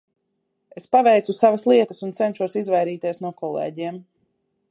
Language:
Latvian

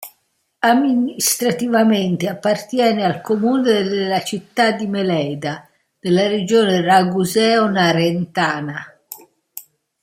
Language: Italian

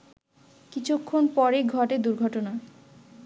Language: Bangla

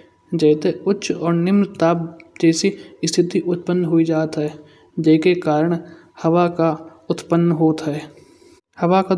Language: Kanauji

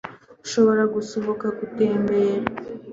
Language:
Kinyarwanda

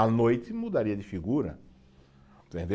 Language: Portuguese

